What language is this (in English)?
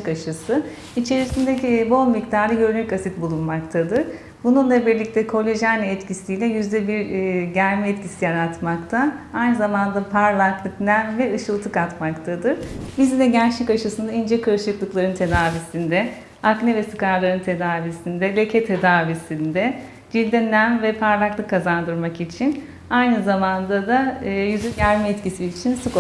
Turkish